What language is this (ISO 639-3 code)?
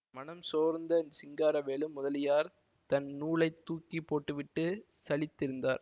tam